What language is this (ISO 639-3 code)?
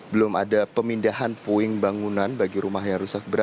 ind